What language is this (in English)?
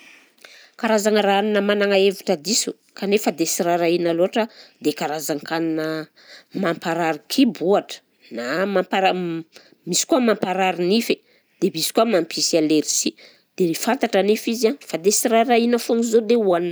Southern Betsimisaraka Malagasy